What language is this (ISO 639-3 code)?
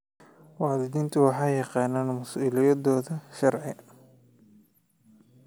som